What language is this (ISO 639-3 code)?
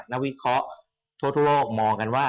tha